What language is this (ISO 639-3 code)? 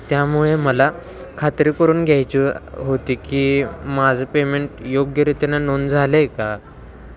mar